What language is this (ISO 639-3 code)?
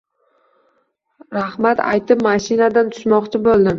uzb